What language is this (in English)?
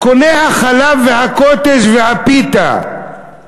Hebrew